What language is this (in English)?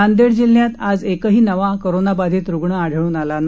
Marathi